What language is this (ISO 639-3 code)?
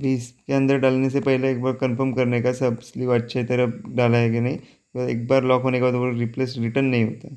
hin